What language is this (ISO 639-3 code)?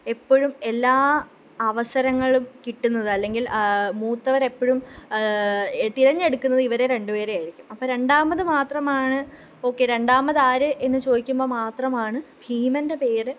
mal